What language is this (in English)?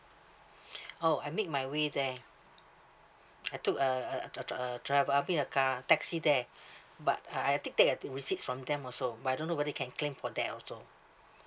English